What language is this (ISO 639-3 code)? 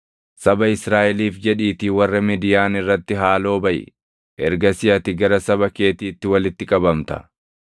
orm